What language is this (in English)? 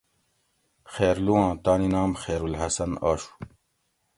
Gawri